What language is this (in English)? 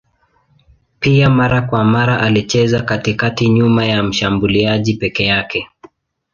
Swahili